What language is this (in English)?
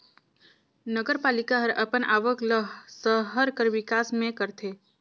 Chhattisgarhi